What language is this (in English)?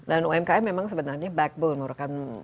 Indonesian